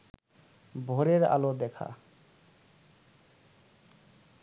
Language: Bangla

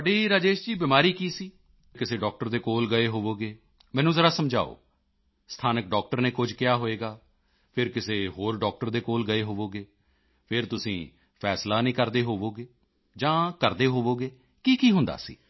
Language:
Punjabi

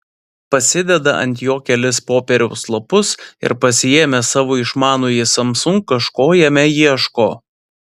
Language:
Lithuanian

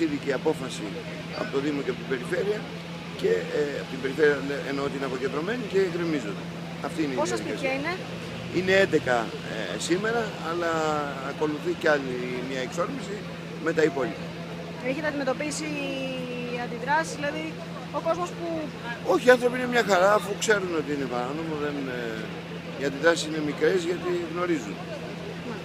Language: Greek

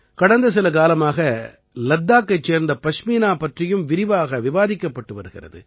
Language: Tamil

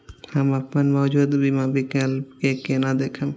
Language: Maithili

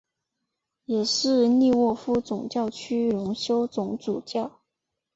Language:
Chinese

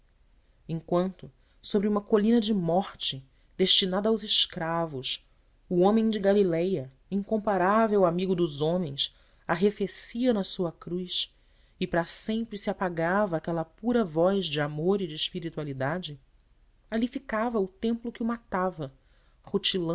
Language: Portuguese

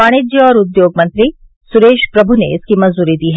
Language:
Hindi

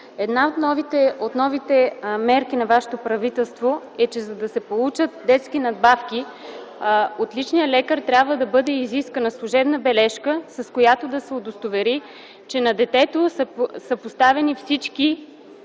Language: Bulgarian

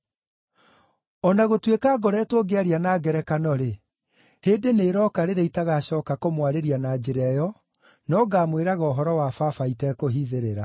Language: Kikuyu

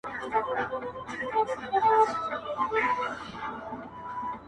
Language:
Pashto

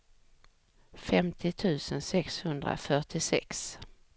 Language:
Swedish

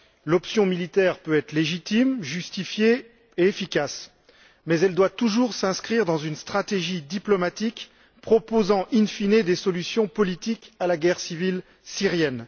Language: French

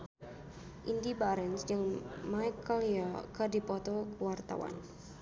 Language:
Sundanese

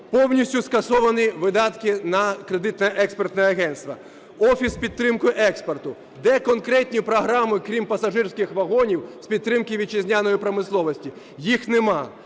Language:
Ukrainian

